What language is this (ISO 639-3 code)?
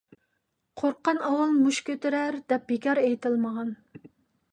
uig